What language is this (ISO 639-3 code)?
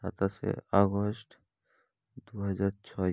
ben